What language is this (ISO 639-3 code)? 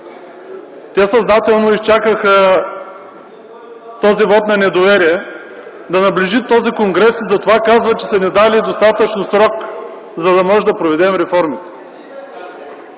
bul